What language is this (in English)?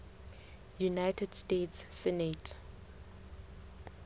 Southern Sotho